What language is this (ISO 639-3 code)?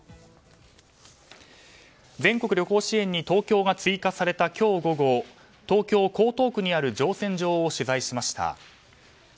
jpn